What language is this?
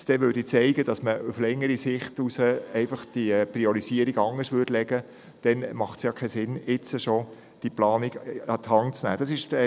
Swiss German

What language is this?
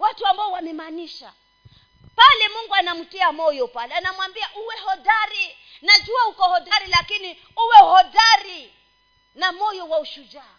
Swahili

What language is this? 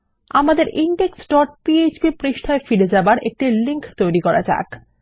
Bangla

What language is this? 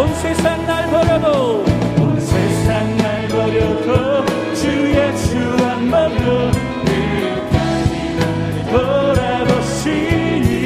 Korean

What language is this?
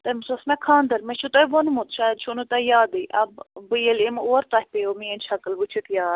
Kashmiri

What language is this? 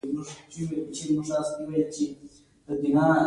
Pashto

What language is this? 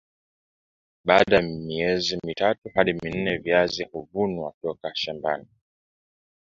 Swahili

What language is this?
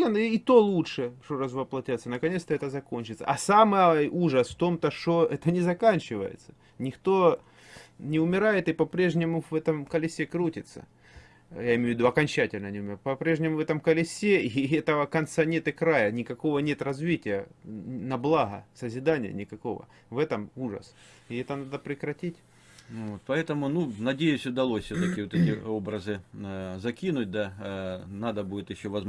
Russian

